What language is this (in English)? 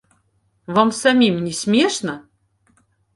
Belarusian